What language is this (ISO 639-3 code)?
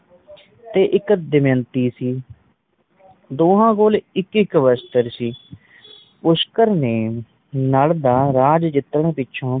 pan